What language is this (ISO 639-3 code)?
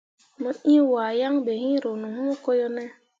mua